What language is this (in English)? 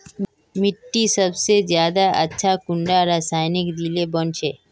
Magahi